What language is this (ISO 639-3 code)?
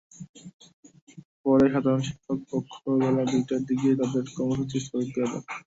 ben